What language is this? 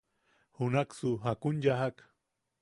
Yaqui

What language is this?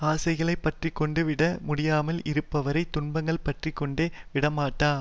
Tamil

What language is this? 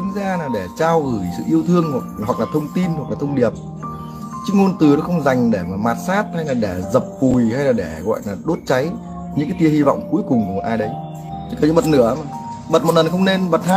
Vietnamese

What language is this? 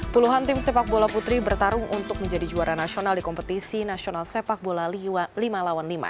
Indonesian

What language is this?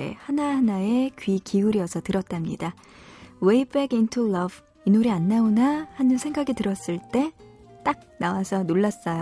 Korean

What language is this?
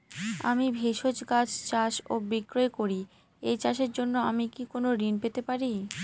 Bangla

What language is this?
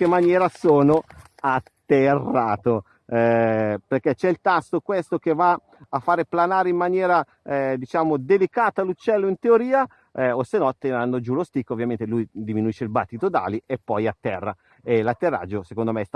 Italian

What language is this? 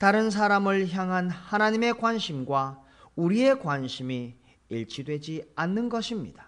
Korean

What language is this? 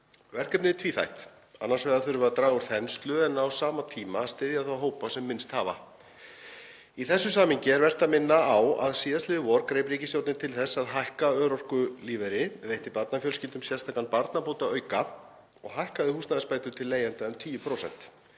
Icelandic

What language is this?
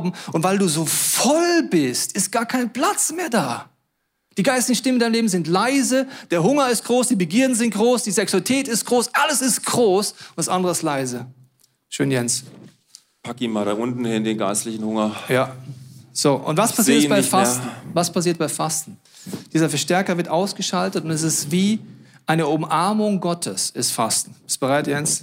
German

